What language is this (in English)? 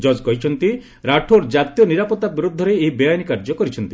Odia